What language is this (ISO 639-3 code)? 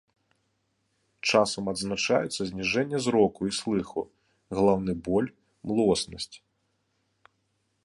bel